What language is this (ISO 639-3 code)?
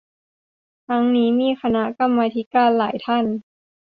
tha